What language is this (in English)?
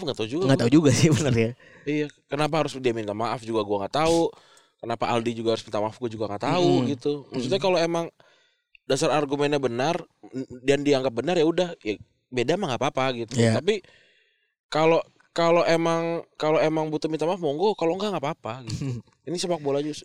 Indonesian